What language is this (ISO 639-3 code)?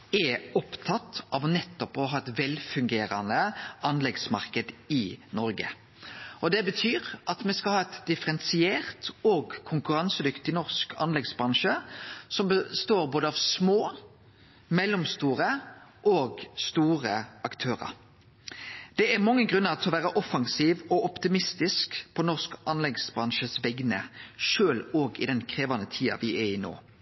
nno